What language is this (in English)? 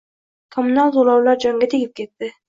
Uzbek